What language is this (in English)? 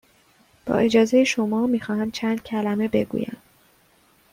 Persian